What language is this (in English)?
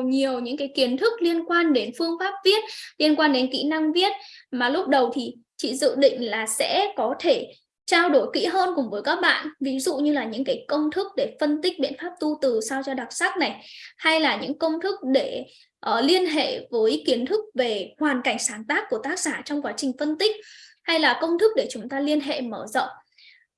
Vietnamese